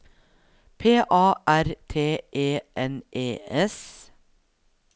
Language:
Norwegian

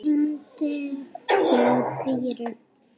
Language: Icelandic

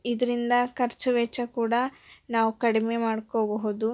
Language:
Kannada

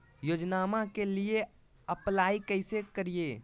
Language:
Magahi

